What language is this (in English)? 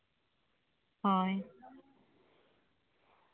Santali